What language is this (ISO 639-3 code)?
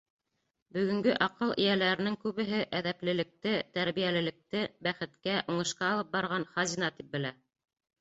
bak